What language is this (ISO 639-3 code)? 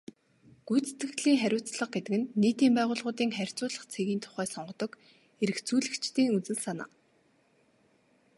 mon